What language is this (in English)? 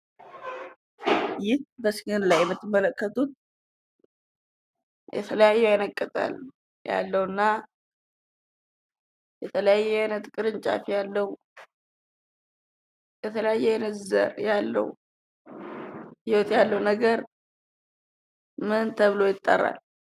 Amharic